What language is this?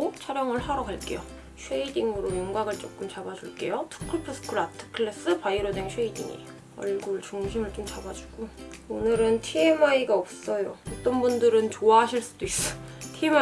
Korean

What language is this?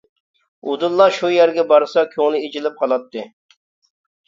Uyghur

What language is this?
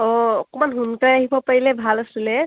Assamese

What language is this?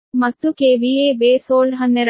Kannada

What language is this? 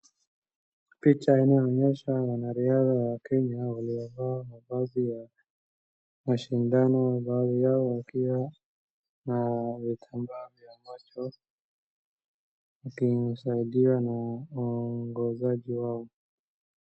Swahili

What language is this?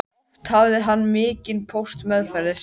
Icelandic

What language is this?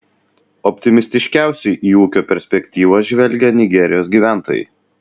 Lithuanian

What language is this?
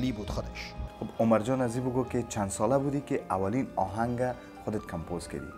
Persian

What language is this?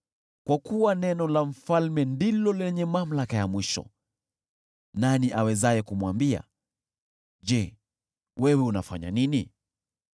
Swahili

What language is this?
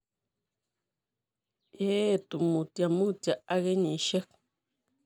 Kalenjin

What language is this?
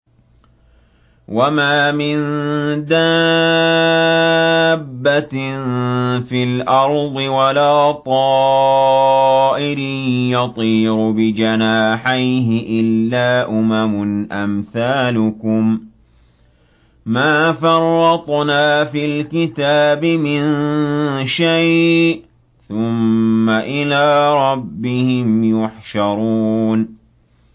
Arabic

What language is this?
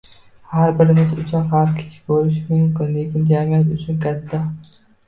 Uzbek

